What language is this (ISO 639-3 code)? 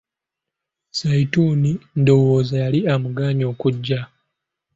lug